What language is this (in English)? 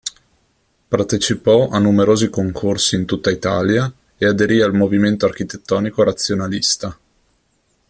Italian